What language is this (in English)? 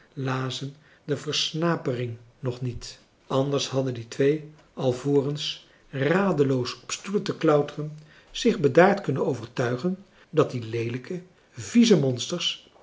Dutch